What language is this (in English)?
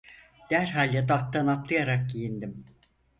Turkish